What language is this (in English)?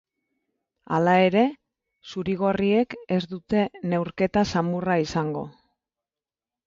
Basque